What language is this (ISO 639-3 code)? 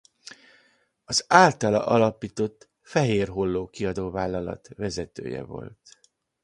hun